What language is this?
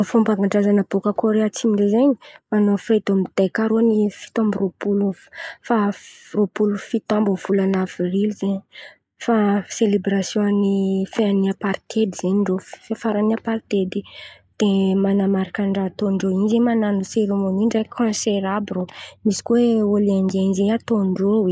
Antankarana Malagasy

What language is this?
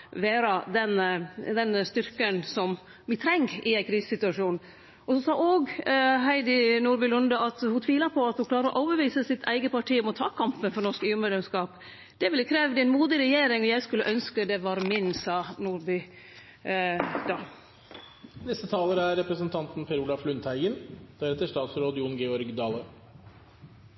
Norwegian Nynorsk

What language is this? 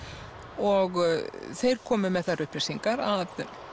Icelandic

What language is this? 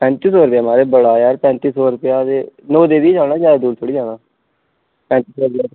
Dogri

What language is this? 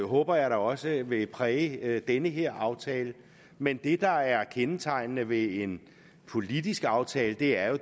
Danish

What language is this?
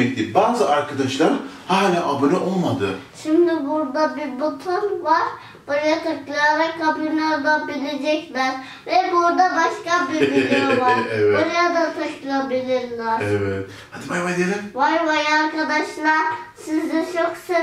Turkish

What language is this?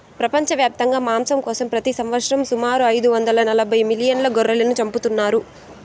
Telugu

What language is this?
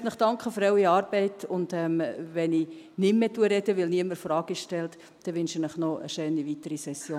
Swiss German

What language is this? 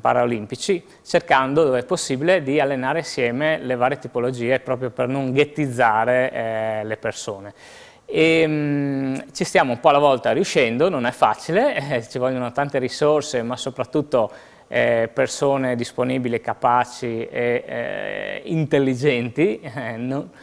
Italian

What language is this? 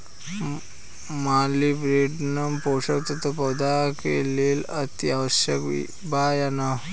Bhojpuri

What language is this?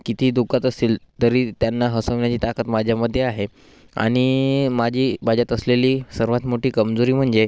Marathi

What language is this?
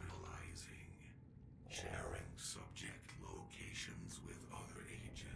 Turkish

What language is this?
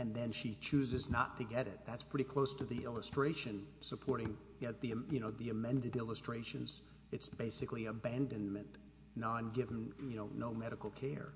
English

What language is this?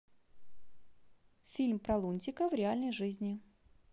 Russian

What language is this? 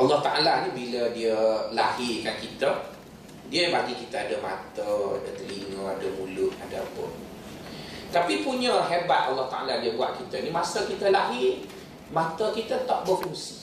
Malay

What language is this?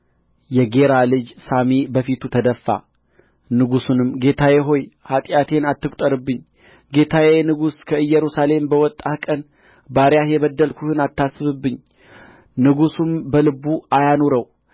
Amharic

